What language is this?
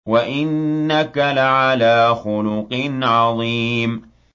Arabic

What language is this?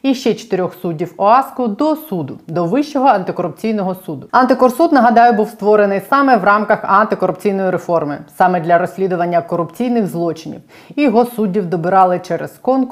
Ukrainian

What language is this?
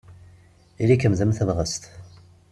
Kabyle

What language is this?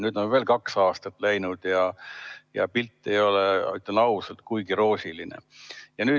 Estonian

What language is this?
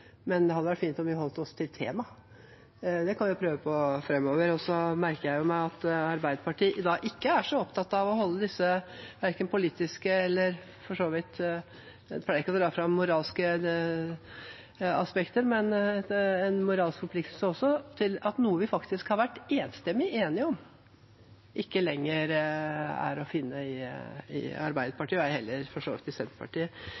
Norwegian Bokmål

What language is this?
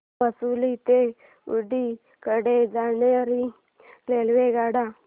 Marathi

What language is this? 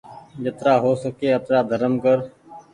Goaria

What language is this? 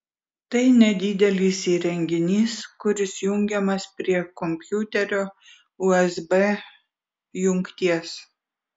Lithuanian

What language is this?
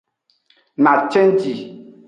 Aja (Benin)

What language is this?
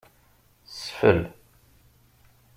Kabyle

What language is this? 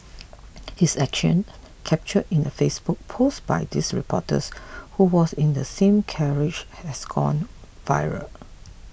English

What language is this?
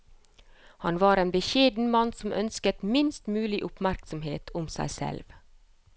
Norwegian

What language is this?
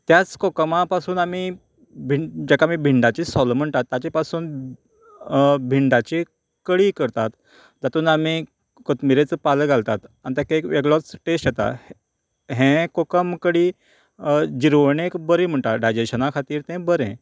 Konkani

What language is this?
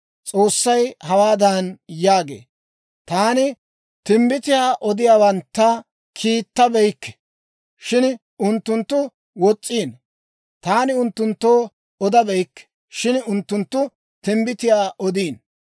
Dawro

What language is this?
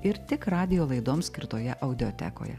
Lithuanian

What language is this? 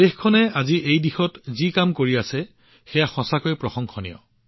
Assamese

